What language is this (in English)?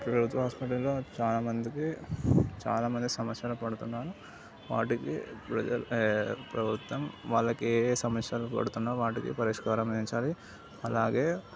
Telugu